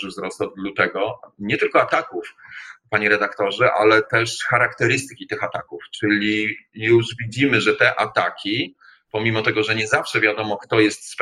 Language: Polish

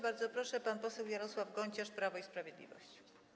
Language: Polish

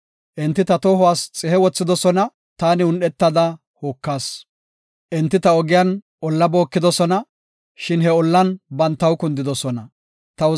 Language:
Gofa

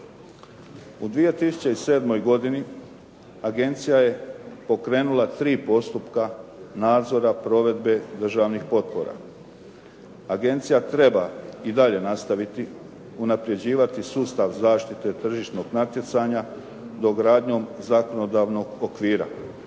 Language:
Croatian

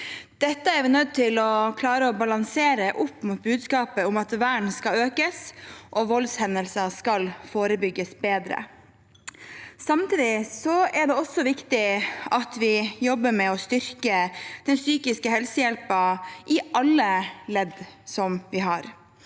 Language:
Norwegian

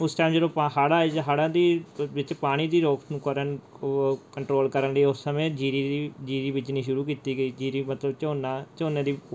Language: Punjabi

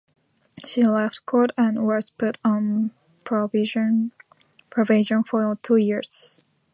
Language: English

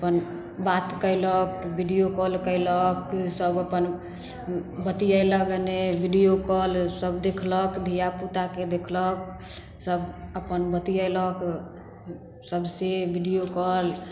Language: Maithili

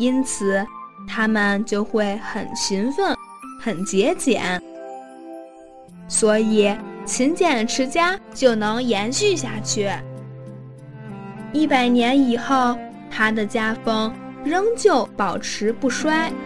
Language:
Chinese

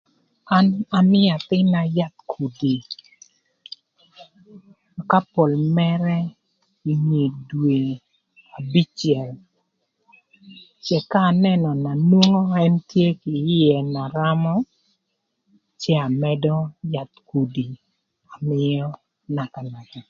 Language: Thur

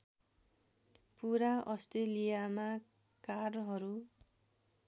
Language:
Nepali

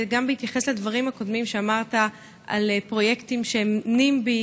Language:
Hebrew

